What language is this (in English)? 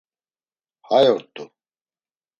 Laz